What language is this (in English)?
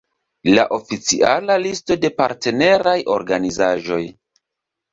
Esperanto